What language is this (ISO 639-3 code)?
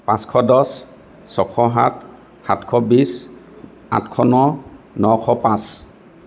asm